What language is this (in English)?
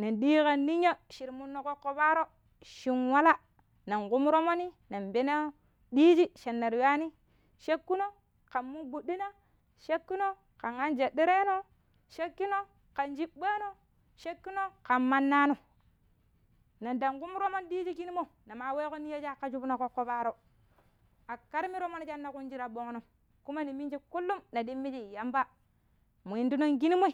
Pero